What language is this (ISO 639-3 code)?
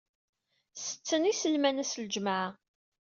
kab